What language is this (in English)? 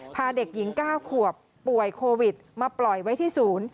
Thai